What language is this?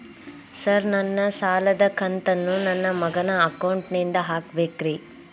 Kannada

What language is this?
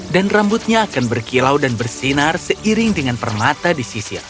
Indonesian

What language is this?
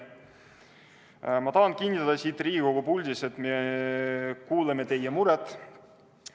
Estonian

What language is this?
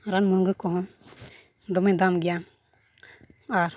Santali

